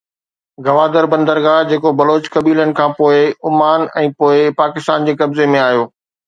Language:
Sindhi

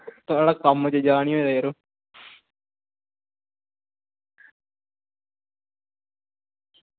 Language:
Dogri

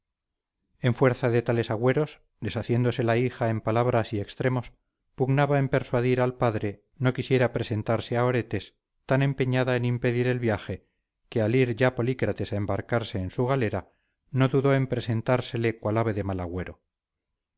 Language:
Spanish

